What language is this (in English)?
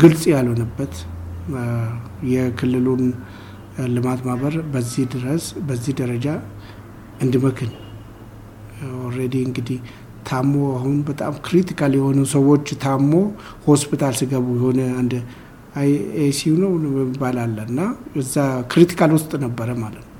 Amharic